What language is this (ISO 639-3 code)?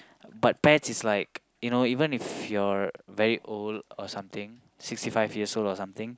eng